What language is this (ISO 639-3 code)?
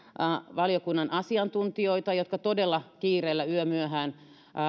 fin